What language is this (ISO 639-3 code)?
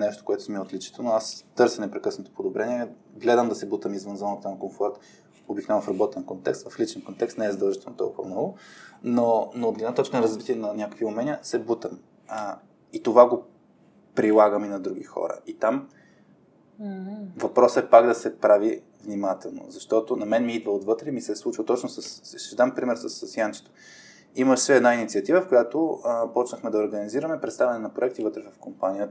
bul